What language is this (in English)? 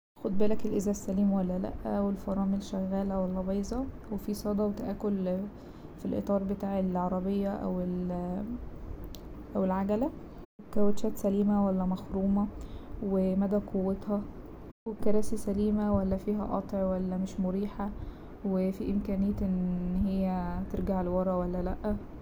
Egyptian Arabic